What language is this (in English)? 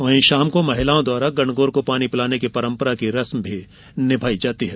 Hindi